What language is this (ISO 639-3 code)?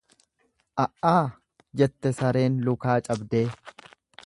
orm